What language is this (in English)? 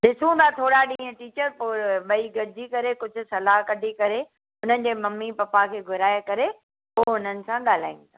Sindhi